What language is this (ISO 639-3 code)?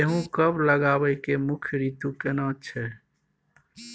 mai